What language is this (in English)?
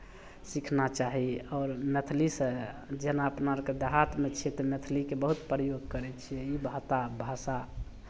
Maithili